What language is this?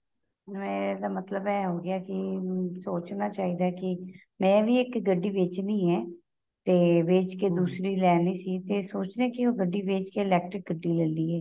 Punjabi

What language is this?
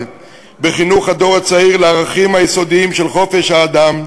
Hebrew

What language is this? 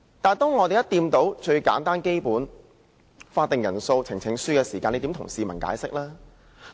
Cantonese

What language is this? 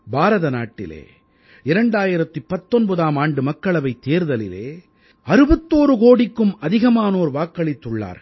Tamil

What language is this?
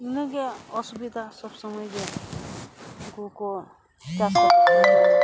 Santali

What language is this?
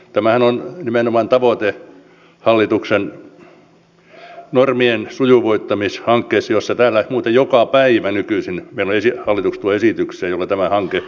Finnish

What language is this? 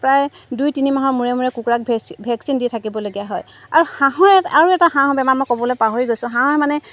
Assamese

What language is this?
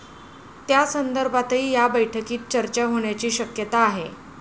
Marathi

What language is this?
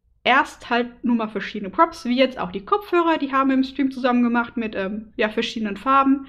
German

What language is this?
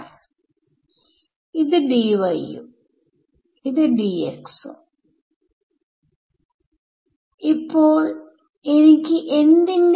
Malayalam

